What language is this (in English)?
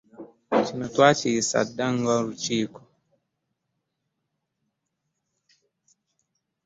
Ganda